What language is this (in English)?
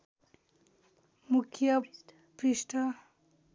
Nepali